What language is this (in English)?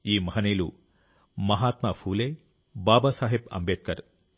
Telugu